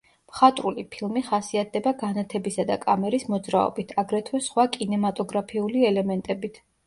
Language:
Georgian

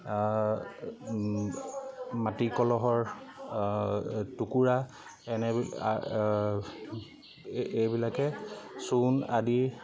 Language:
Assamese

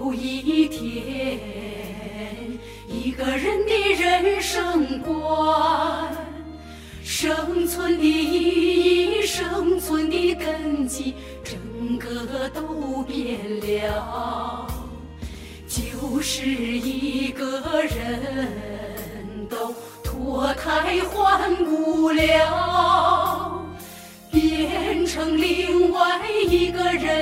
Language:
Chinese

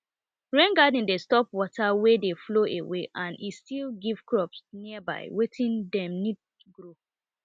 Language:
Nigerian Pidgin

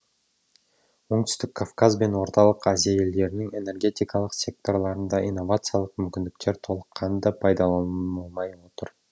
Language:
Kazakh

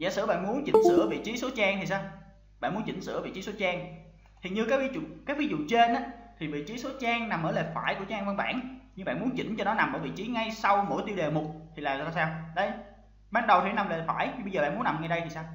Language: Vietnamese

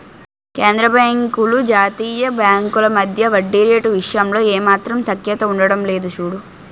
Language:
Telugu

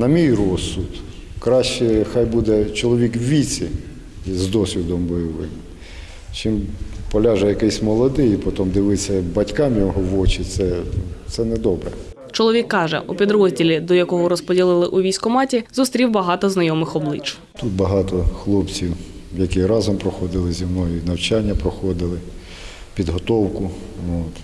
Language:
Ukrainian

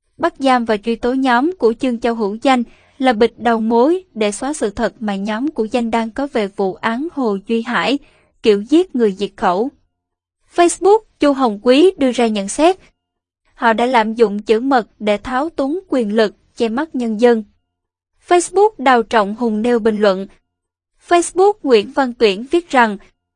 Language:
Vietnamese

